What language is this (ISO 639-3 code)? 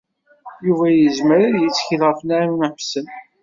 kab